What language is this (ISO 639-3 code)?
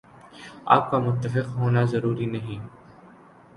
urd